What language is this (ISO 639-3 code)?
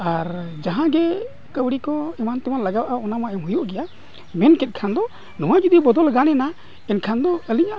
sat